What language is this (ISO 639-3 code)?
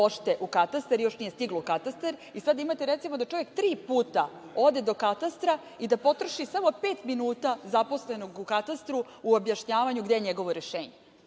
srp